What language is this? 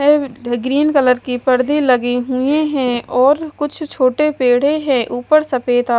Hindi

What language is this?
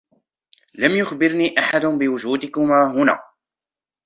Arabic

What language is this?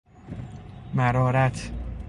Persian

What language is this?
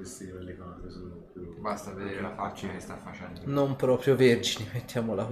Italian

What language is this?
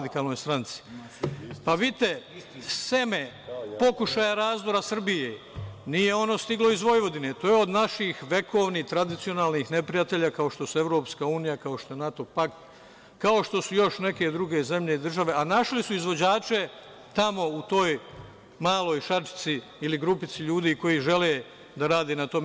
Serbian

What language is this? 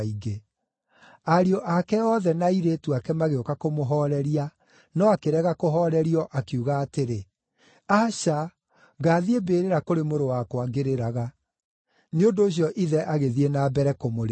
Kikuyu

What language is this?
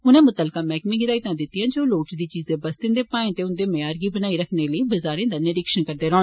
Dogri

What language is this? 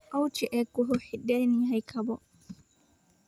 Somali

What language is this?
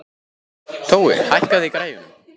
Icelandic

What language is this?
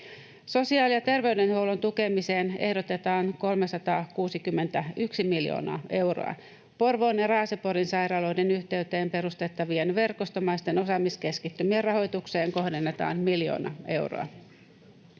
Finnish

